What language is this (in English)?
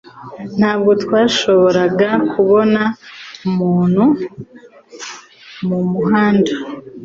Kinyarwanda